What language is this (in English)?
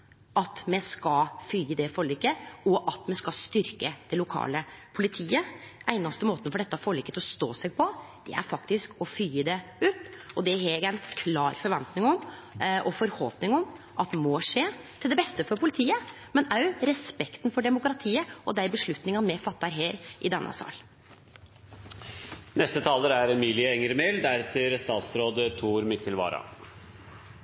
Norwegian Nynorsk